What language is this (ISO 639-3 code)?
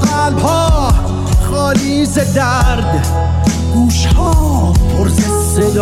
fas